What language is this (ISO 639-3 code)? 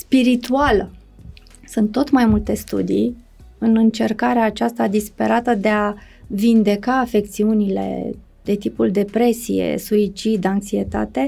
ron